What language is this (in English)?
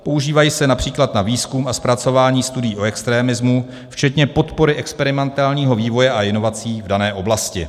Czech